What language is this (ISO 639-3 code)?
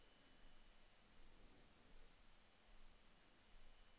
nor